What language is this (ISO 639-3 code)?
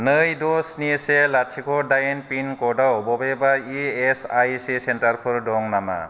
brx